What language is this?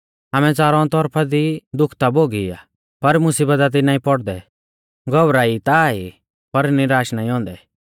Mahasu Pahari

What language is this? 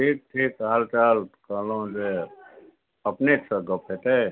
Maithili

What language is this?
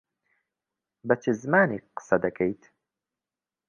Central Kurdish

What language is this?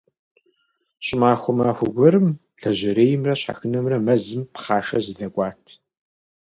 Kabardian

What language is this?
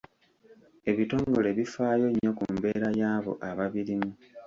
Ganda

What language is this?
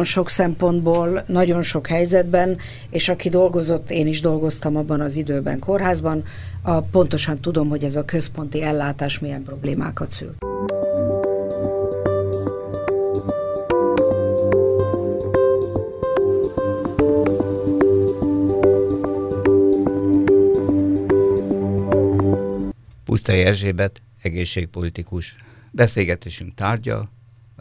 Hungarian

